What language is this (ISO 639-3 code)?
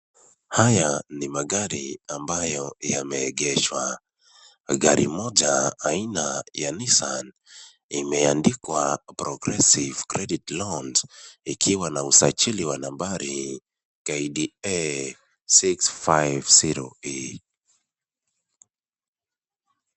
swa